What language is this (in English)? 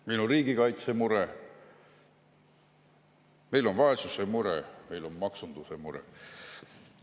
Estonian